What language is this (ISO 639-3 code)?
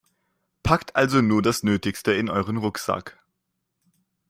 deu